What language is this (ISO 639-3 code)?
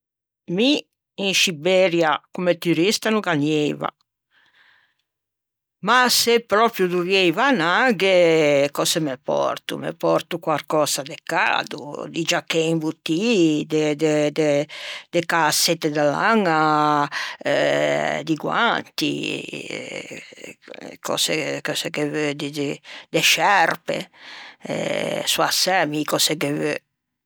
lij